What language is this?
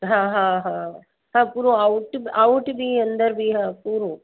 Sindhi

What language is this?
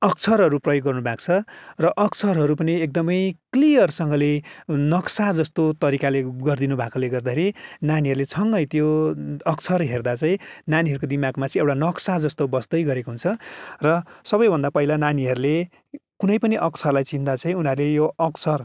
Nepali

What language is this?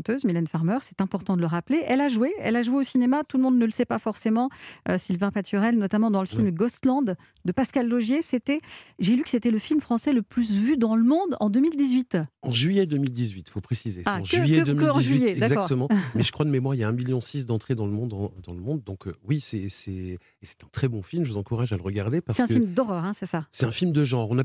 French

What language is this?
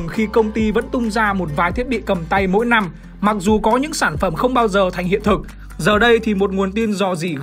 Vietnamese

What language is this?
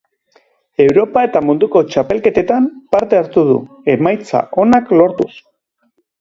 Basque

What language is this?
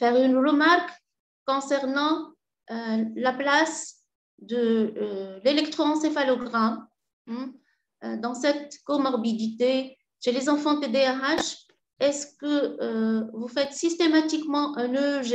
French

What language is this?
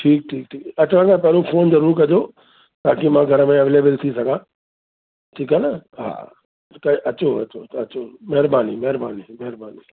Sindhi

